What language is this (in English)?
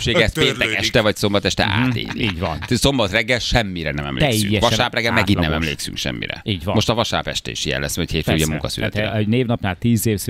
Hungarian